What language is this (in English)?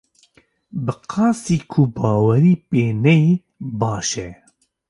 Kurdish